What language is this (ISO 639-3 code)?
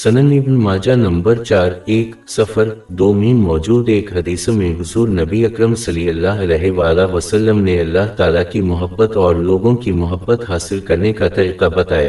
urd